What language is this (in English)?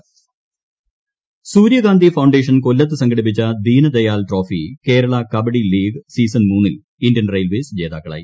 Malayalam